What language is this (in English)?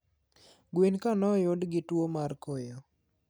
Luo (Kenya and Tanzania)